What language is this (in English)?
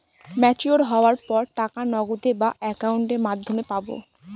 Bangla